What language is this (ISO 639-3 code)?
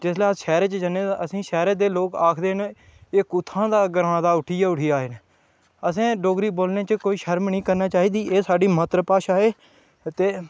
doi